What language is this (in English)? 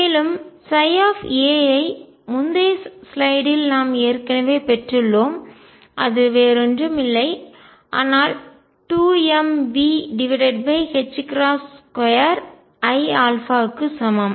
Tamil